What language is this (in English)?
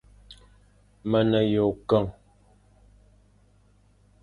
Fang